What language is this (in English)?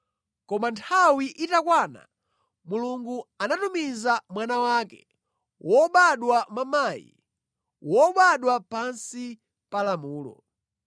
Nyanja